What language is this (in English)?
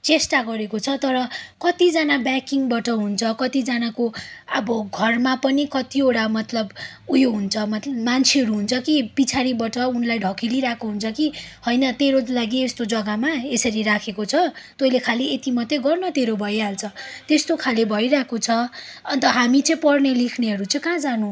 Nepali